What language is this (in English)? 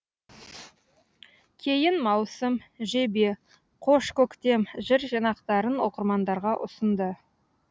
Kazakh